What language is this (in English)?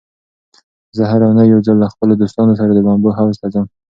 Pashto